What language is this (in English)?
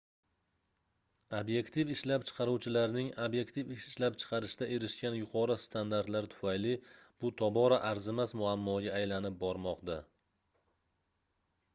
Uzbek